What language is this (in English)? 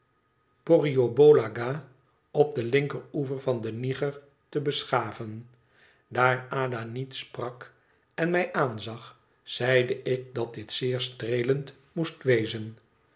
Dutch